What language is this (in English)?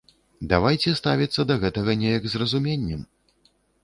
Belarusian